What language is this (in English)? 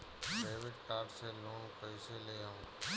Bhojpuri